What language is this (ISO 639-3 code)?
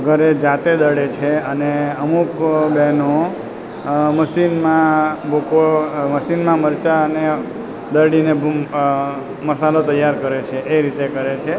guj